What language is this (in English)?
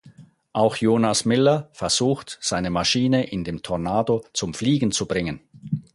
German